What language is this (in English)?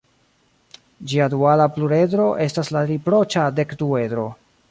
Esperanto